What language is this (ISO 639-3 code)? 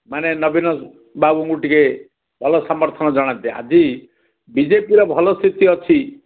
ori